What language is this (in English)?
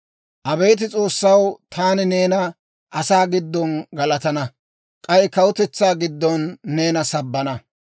Dawro